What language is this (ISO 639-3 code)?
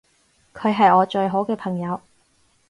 yue